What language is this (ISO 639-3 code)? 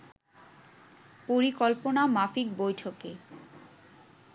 ben